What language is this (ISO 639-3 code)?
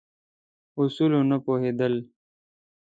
pus